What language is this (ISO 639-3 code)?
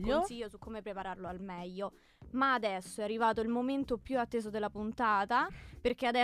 ita